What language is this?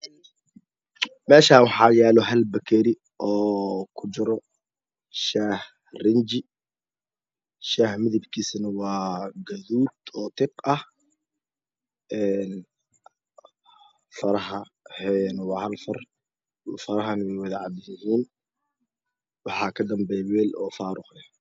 Somali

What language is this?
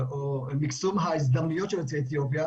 Hebrew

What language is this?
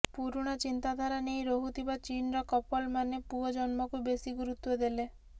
Odia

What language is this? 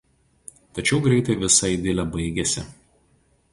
Lithuanian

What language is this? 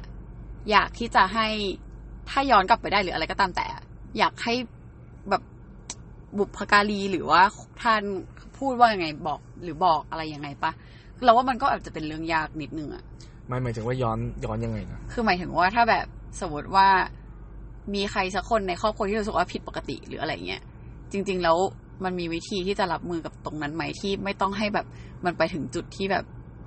Thai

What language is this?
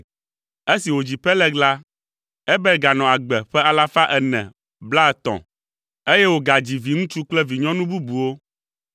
Ewe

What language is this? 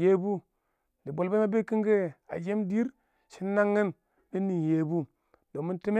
Awak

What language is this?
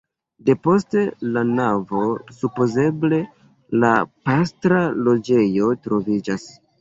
Esperanto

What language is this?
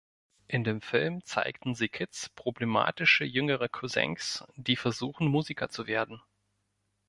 German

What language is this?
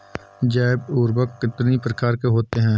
Hindi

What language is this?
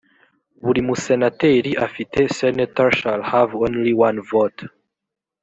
Kinyarwanda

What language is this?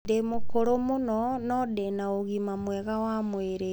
Kikuyu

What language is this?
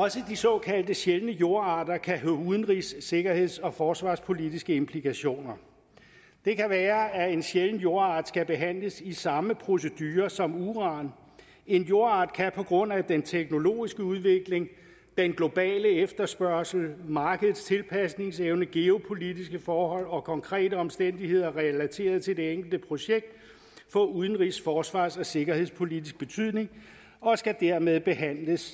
Danish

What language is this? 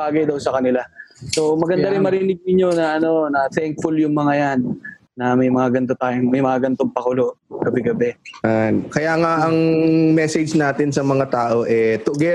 Filipino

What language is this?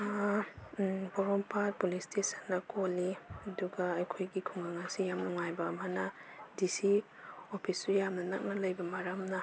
Manipuri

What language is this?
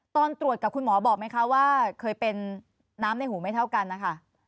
Thai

